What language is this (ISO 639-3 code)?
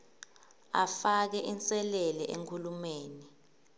ssw